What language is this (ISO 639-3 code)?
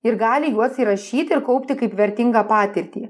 lit